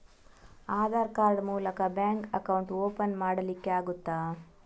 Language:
Kannada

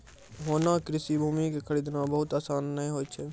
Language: Maithili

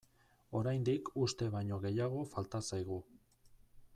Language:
Basque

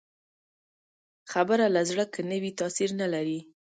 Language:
Pashto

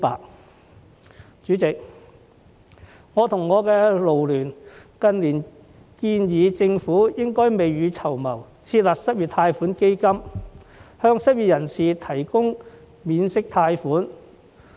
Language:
Cantonese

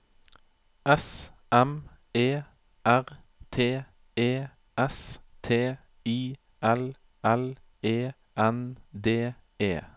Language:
Norwegian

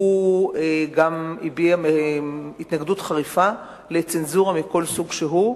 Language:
Hebrew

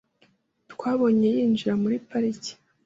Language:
Kinyarwanda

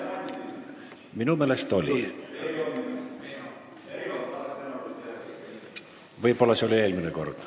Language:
Estonian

